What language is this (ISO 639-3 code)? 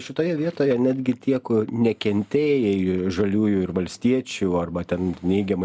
lit